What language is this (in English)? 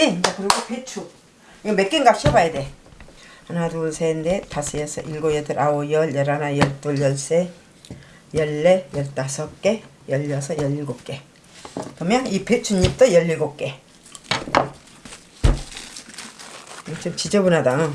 Korean